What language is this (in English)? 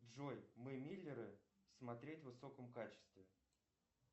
Russian